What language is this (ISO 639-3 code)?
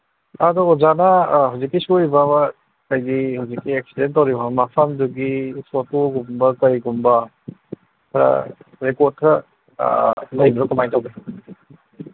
mni